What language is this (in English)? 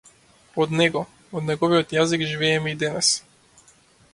Macedonian